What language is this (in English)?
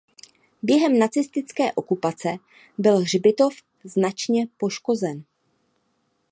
Czech